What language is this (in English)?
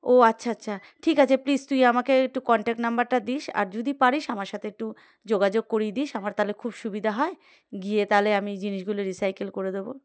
Bangla